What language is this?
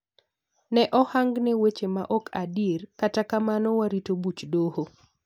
Luo (Kenya and Tanzania)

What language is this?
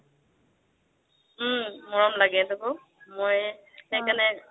Assamese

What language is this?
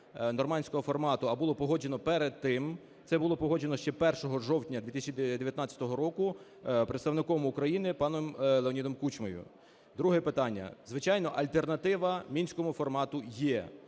Ukrainian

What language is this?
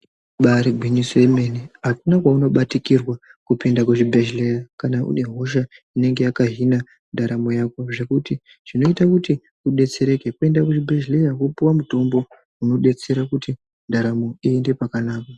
Ndau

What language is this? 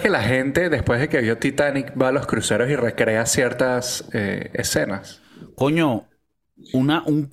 Spanish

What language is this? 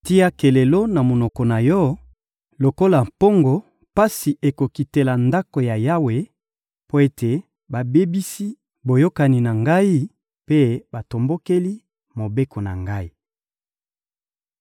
Lingala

